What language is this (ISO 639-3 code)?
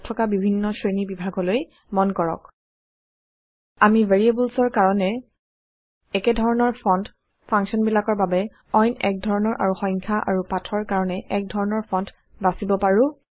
asm